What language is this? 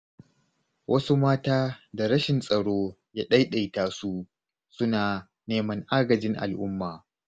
Hausa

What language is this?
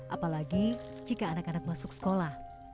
Indonesian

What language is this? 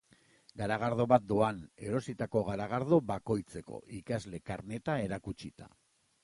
Basque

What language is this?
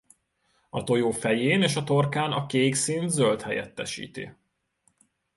Hungarian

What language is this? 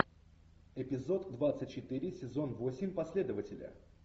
Russian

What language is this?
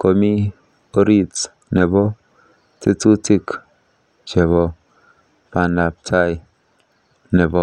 Kalenjin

